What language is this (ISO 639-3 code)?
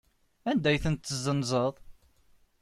kab